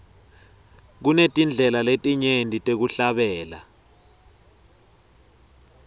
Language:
Swati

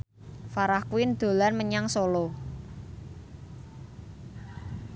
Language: Javanese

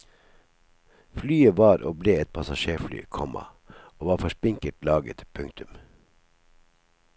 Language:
Norwegian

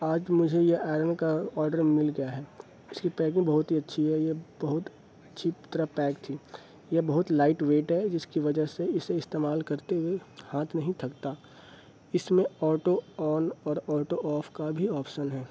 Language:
Urdu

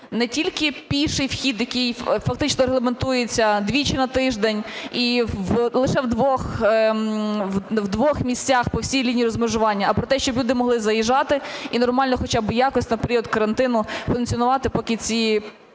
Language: Ukrainian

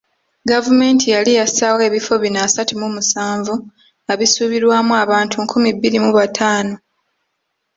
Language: Ganda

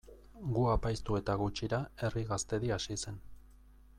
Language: Basque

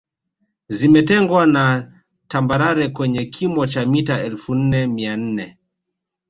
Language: Swahili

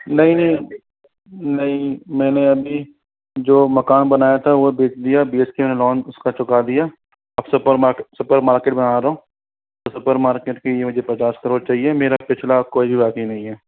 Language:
Hindi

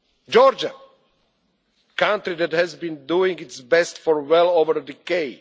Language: English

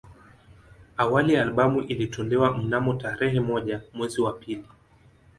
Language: Swahili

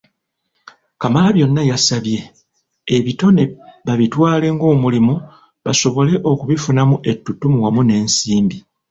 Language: Ganda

